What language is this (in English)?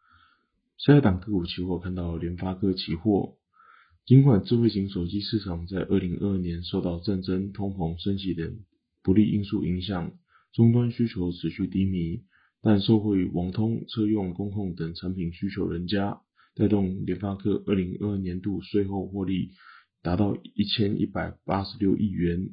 Chinese